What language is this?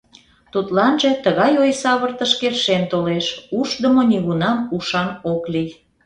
Mari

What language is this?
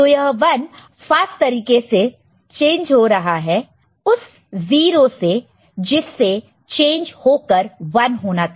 Hindi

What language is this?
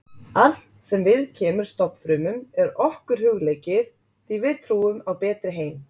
Icelandic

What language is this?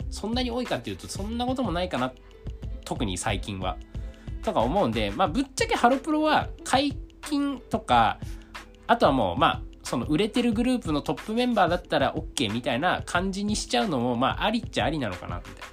Japanese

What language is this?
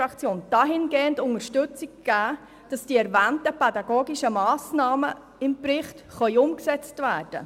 Swiss German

